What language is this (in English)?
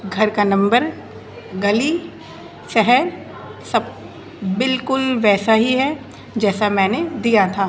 Urdu